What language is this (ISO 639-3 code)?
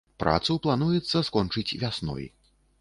bel